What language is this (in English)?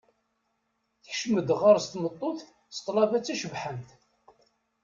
Kabyle